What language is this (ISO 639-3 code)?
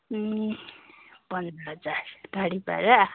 nep